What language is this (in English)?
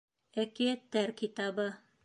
Bashkir